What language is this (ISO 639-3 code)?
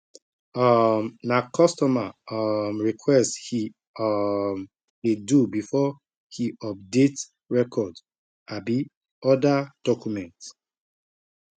pcm